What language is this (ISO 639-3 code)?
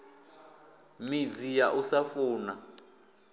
ven